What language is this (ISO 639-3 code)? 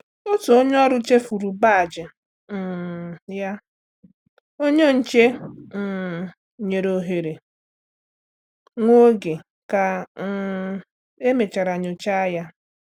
ibo